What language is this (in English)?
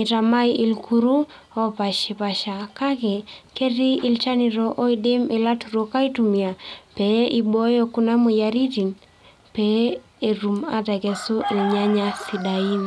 Masai